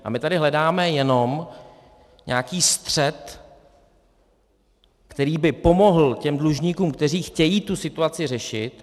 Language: Czech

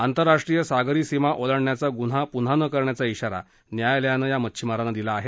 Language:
Marathi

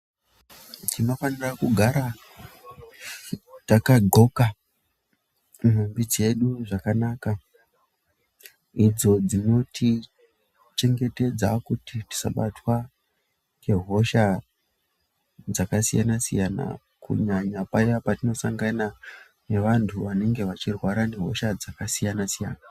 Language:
Ndau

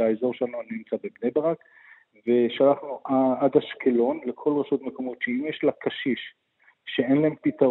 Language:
Hebrew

